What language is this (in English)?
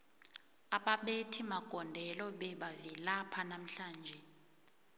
South Ndebele